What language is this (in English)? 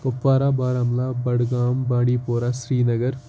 Kashmiri